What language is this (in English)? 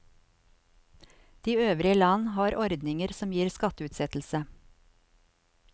Norwegian